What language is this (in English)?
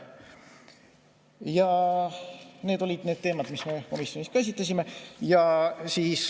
Estonian